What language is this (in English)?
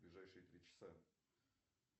Russian